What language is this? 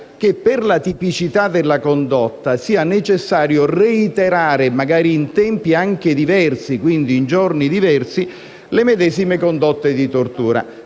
Italian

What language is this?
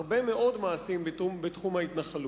Hebrew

